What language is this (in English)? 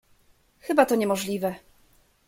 Polish